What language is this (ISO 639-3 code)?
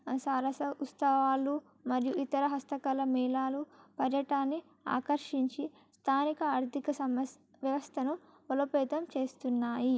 tel